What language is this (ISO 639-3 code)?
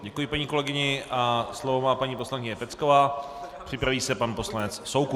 ces